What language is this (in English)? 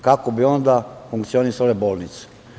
Serbian